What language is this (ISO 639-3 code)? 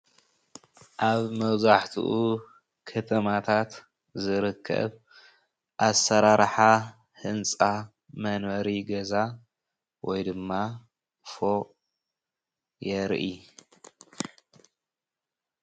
tir